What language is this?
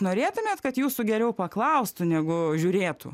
Lithuanian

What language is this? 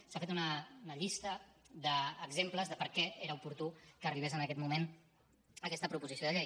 Catalan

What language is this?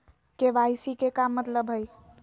Magahi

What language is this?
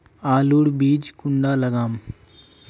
Magahi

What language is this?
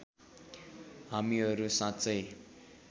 Nepali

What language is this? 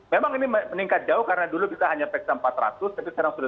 Indonesian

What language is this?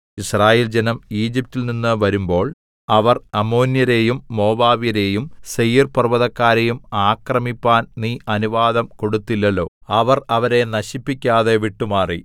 Malayalam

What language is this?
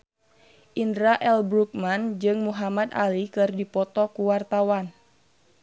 Sundanese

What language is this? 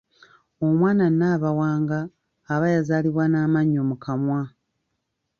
Ganda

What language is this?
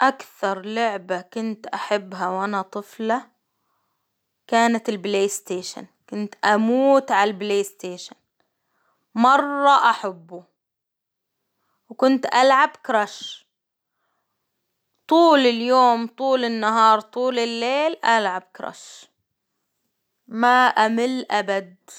Hijazi Arabic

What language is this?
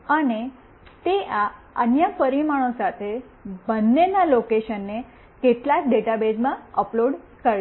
Gujarati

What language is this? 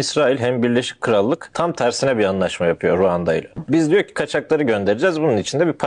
Turkish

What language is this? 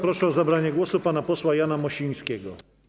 Polish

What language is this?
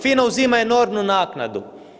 Croatian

